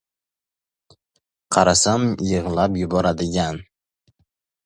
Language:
Uzbek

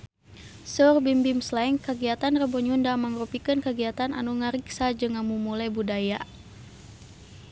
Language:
Sundanese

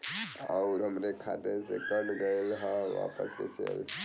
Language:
Bhojpuri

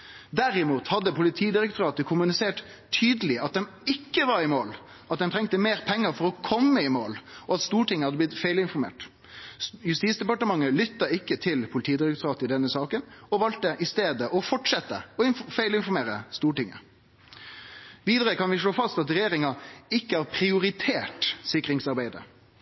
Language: Norwegian Nynorsk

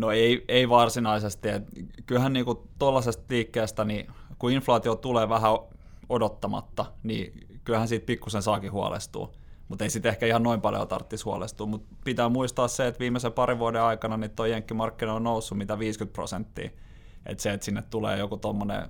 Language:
Finnish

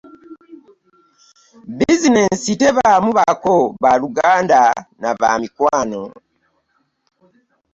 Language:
Ganda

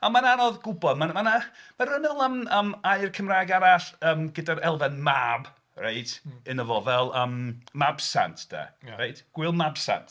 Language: Welsh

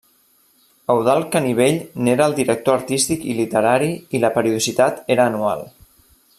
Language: Catalan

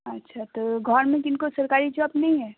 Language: Maithili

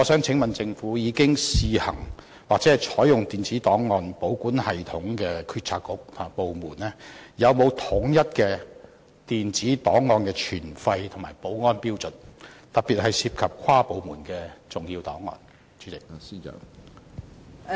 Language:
Cantonese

